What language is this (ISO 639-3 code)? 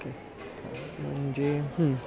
mar